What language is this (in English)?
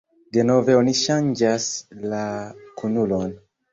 Esperanto